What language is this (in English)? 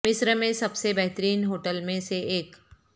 Urdu